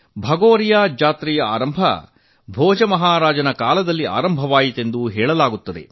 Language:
Kannada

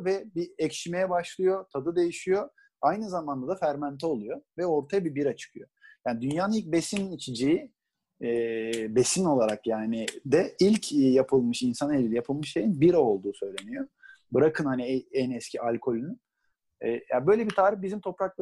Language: Turkish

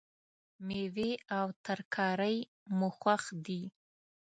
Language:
Pashto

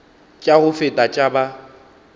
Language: Northern Sotho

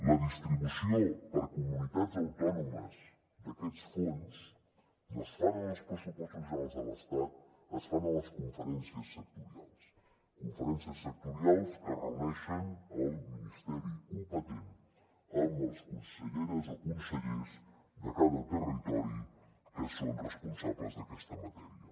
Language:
Catalan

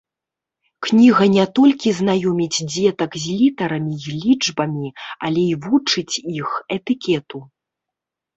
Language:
Belarusian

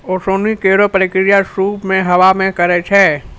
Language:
Maithili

